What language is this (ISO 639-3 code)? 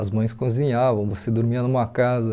por